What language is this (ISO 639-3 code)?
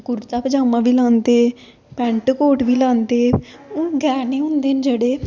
doi